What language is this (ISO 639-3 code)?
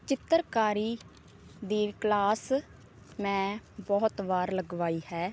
pan